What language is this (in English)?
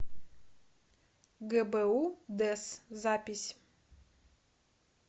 Russian